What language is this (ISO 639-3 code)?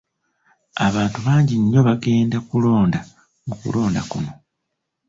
lug